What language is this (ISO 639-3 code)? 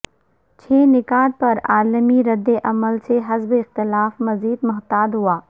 urd